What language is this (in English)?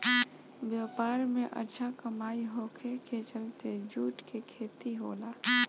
Bhojpuri